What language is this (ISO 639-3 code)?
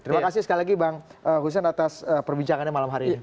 ind